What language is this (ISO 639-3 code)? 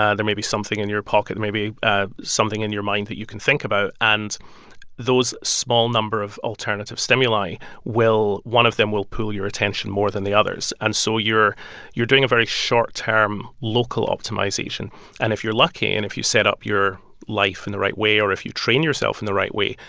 eng